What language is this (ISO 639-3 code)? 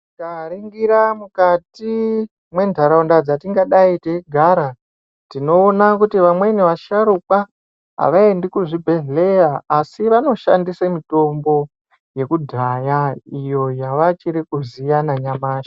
ndc